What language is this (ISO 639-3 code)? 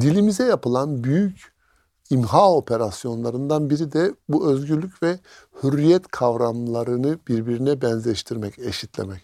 tur